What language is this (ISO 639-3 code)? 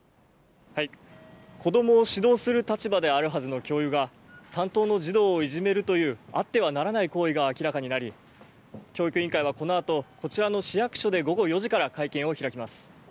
jpn